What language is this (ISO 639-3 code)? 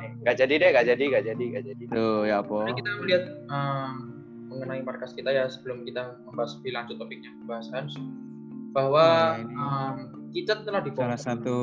ind